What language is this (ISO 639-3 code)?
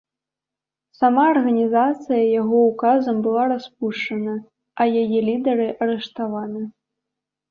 bel